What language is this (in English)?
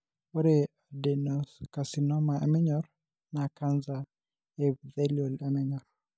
Masai